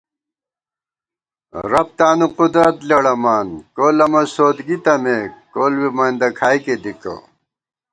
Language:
Gawar-Bati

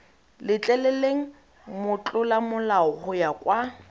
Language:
Tswana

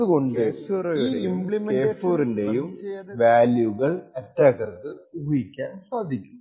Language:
Malayalam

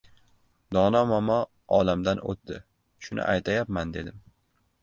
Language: Uzbek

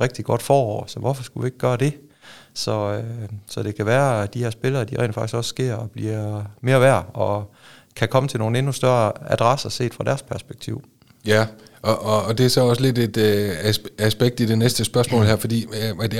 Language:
Danish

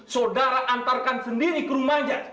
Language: Indonesian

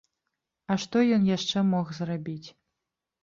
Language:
Belarusian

